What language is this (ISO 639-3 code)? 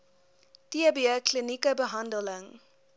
afr